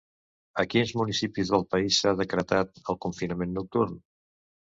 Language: Catalan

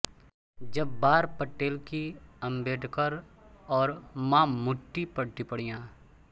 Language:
Hindi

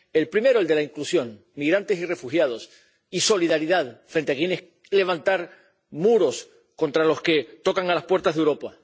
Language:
Spanish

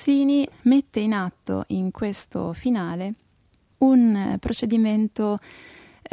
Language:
Italian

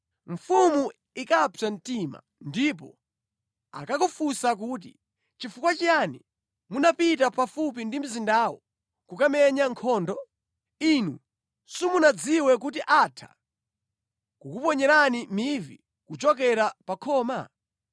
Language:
Nyanja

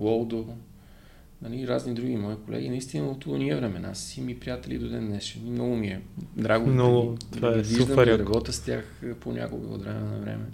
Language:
Bulgarian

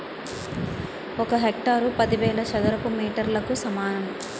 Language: Telugu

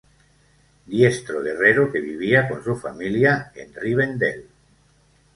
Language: Spanish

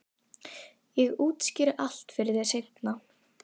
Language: Icelandic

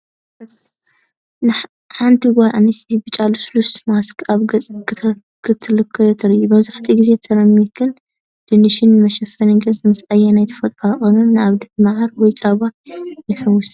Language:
Tigrinya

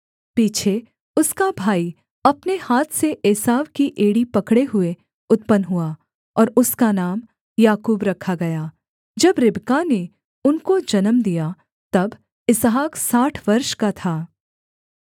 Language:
Hindi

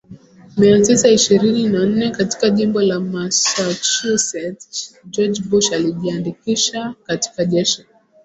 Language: Swahili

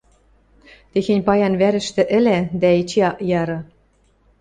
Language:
Western Mari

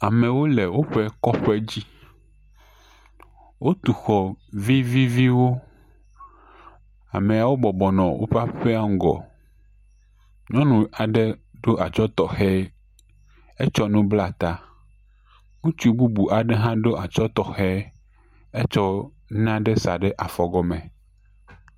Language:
Ewe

